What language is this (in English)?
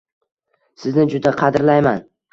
Uzbek